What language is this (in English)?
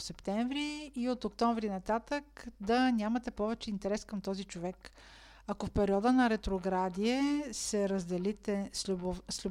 Bulgarian